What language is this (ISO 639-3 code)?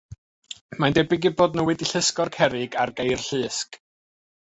cym